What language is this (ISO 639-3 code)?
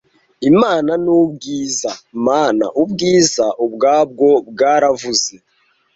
kin